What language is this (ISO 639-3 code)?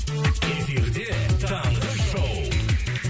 kaz